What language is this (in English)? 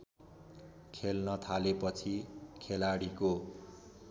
Nepali